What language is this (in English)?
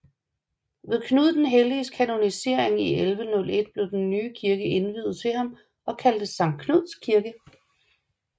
Danish